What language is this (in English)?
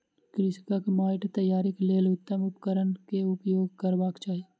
Maithili